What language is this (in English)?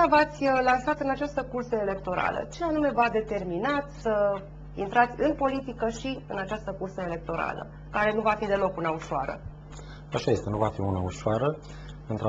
Romanian